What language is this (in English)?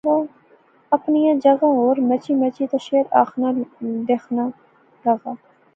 Pahari-Potwari